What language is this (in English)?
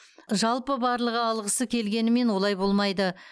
Kazakh